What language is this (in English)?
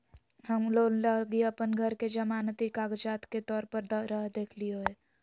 Magahi